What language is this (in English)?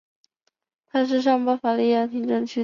Chinese